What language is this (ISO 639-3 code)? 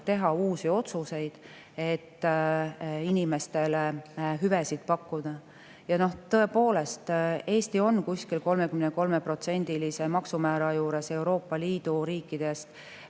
est